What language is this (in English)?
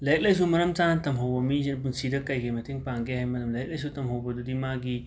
Manipuri